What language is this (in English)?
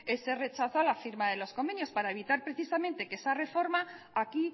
Spanish